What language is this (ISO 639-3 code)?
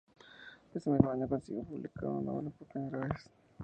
spa